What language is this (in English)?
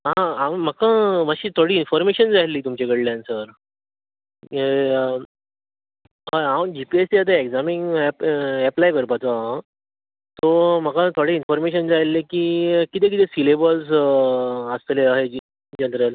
Konkani